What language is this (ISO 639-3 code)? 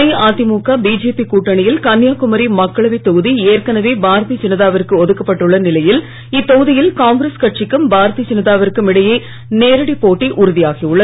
tam